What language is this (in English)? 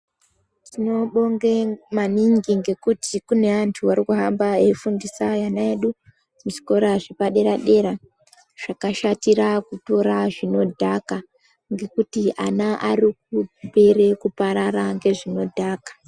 Ndau